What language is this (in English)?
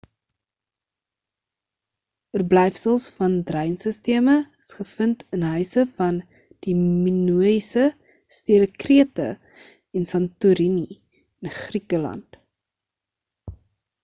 Afrikaans